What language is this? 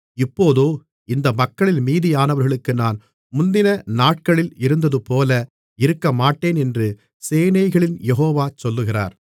Tamil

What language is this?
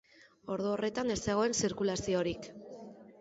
Basque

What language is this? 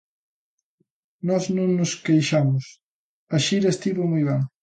Galician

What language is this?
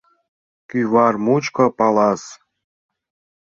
Mari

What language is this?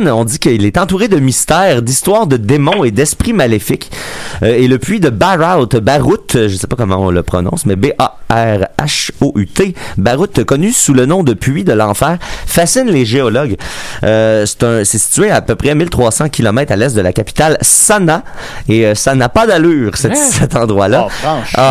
French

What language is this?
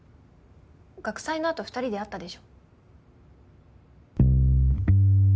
Japanese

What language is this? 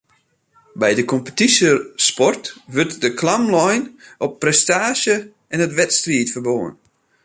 Western Frisian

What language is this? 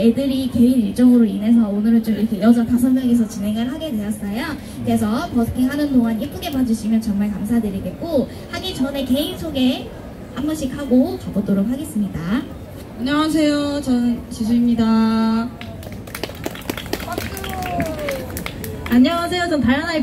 Korean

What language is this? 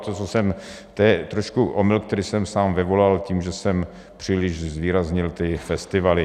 Czech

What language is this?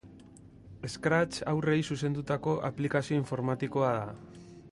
Basque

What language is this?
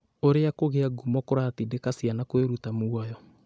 Kikuyu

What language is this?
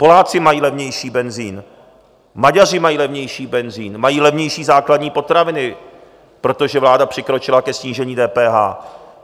Czech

